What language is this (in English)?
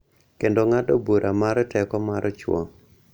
Luo (Kenya and Tanzania)